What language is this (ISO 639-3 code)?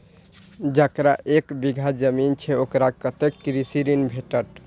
mai